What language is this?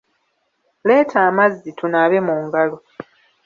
Ganda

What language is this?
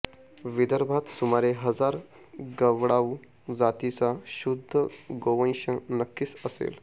Marathi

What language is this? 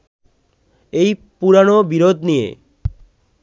Bangla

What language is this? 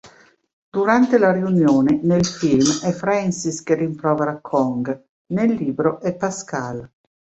Italian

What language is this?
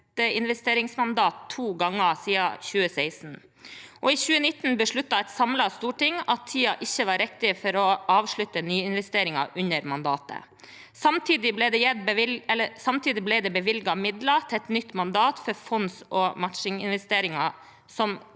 Norwegian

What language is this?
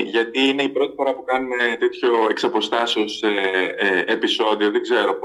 Greek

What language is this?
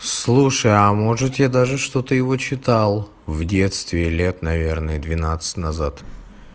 Russian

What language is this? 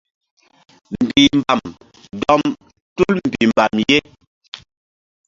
Mbum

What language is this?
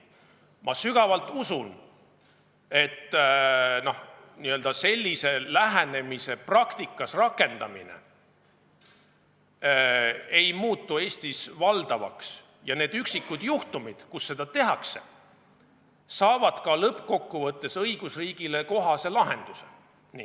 Estonian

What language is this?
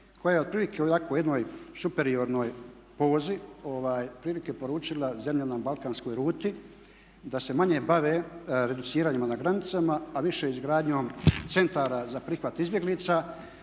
Croatian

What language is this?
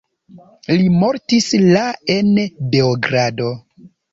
Esperanto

